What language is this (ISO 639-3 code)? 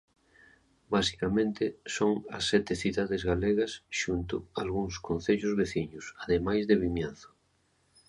glg